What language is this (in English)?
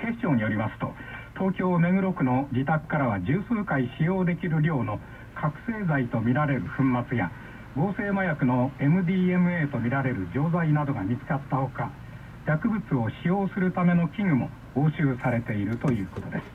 Japanese